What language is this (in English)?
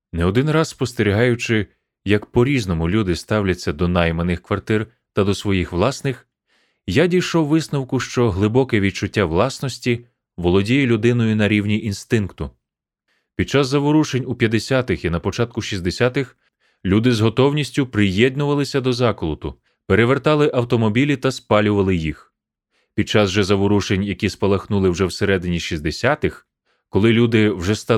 Ukrainian